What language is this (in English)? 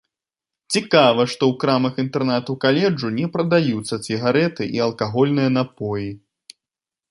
Belarusian